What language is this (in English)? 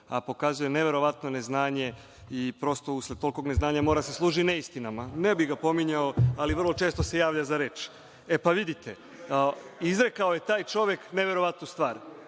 Serbian